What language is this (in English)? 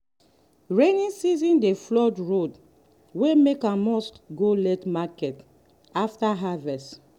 Nigerian Pidgin